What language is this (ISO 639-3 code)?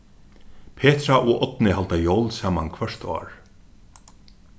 fao